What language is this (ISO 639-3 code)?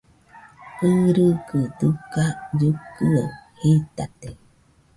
hux